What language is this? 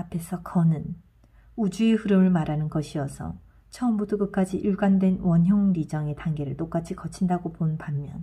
Korean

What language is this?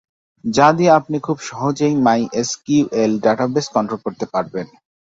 Bangla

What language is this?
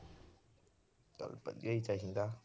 Punjabi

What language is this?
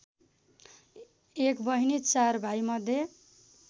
Nepali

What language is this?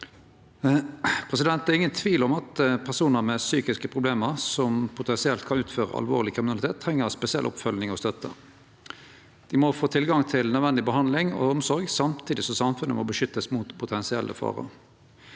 Norwegian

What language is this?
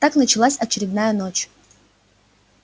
Russian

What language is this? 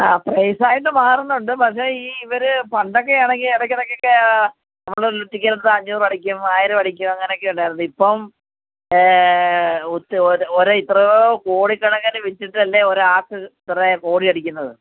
Malayalam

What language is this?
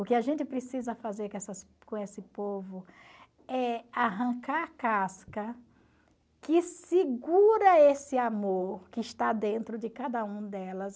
Portuguese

